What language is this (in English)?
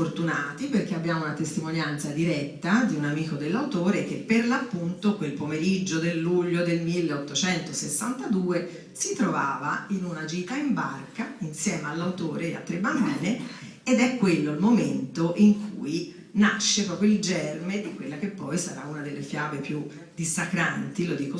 Italian